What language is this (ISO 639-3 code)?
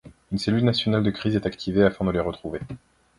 fra